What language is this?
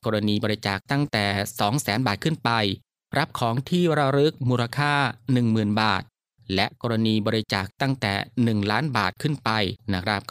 Thai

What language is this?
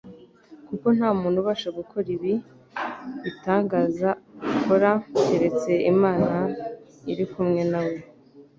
Kinyarwanda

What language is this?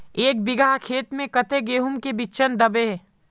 Magahi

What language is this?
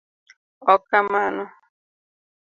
Luo (Kenya and Tanzania)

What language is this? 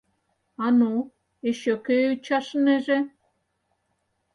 Mari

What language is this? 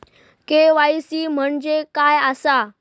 Marathi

